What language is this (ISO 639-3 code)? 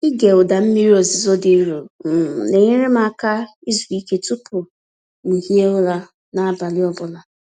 ibo